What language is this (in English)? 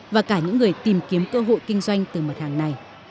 Vietnamese